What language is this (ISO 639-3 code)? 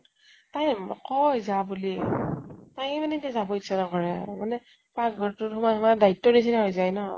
asm